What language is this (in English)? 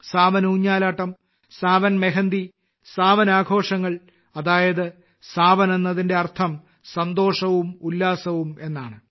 Malayalam